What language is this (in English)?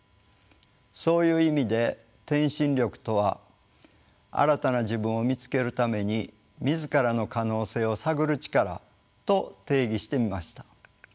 Japanese